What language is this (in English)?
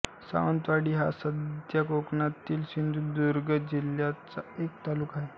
Marathi